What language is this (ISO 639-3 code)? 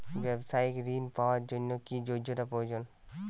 ben